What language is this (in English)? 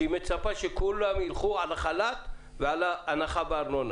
Hebrew